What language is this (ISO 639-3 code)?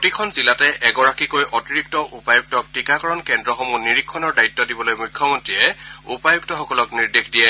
asm